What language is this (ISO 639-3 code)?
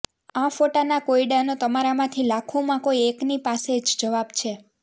guj